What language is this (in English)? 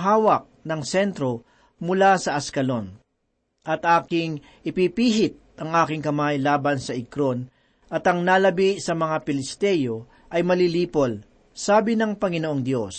Filipino